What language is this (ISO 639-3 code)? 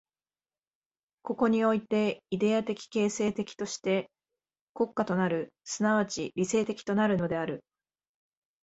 jpn